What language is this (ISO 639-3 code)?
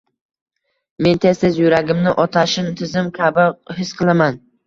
uzb